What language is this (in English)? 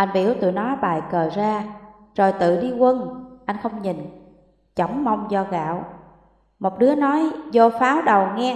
Vietnamese